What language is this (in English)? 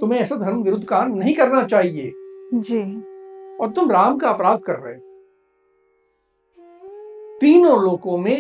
Hindi